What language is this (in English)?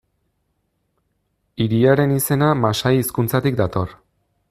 Basque